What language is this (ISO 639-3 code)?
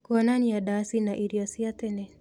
kik